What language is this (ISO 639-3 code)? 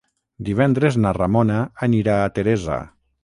cat